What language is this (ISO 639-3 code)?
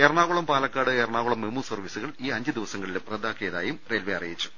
mal